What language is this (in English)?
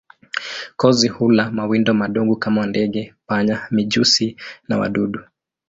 Swahili